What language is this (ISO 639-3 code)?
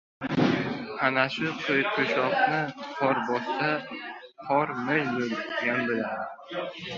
uzb